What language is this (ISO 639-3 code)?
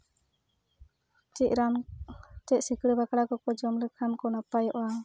sat